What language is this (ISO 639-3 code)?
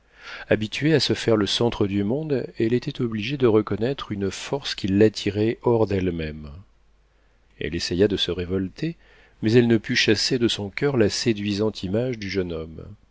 fra